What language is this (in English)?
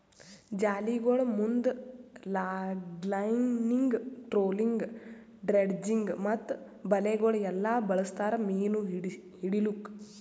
Kannada